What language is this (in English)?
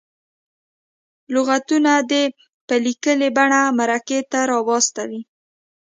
Pashto